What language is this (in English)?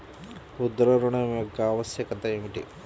Telugu